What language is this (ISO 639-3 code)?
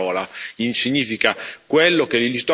ita